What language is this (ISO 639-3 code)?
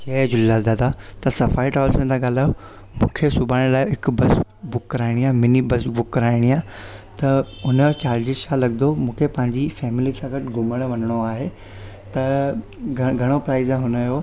snd